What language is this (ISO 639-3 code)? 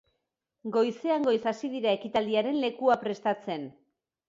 eus